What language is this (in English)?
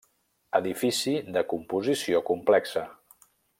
Catalan